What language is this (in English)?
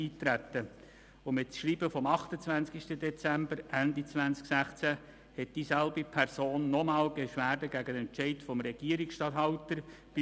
Swiss German